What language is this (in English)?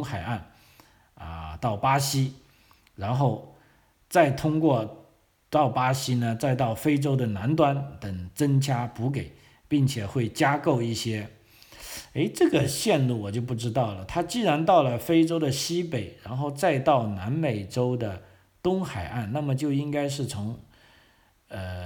Chinese